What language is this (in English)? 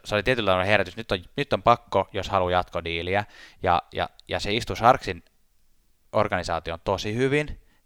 Finnish